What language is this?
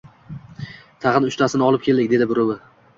Uzbek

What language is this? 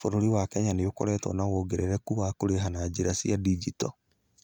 Kikuyu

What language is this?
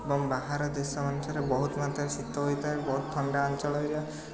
Odia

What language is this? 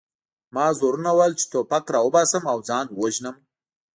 Pashto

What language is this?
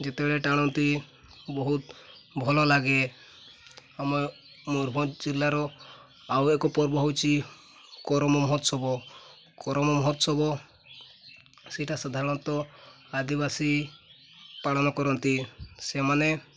Odia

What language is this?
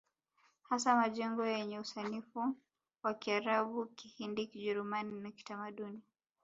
Swahili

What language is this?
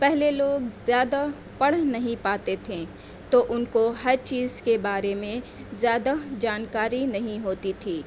Urdu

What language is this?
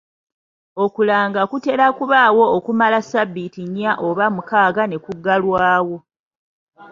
Ganda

